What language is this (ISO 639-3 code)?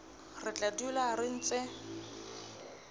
sot